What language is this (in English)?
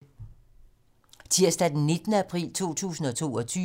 Danish